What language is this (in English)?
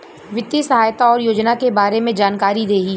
Bhojpuri